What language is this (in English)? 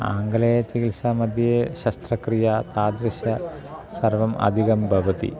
Sanskrit